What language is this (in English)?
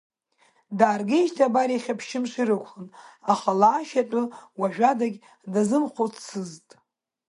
Abkhazian